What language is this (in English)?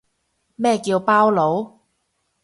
Cantonese